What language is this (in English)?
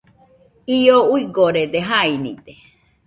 Nüpode Huitoto